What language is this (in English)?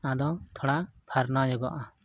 Santali